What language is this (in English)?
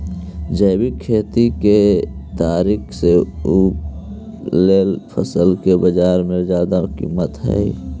Magahi